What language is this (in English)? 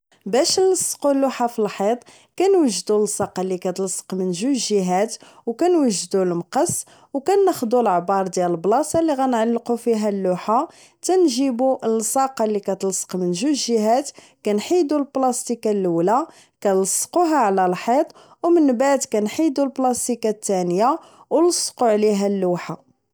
Moroccan Arabic